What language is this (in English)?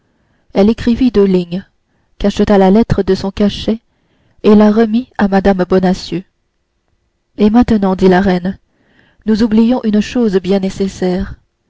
French